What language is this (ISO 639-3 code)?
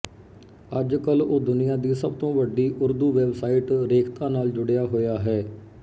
pan